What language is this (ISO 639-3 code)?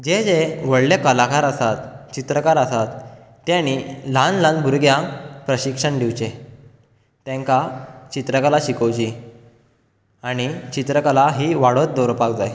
kok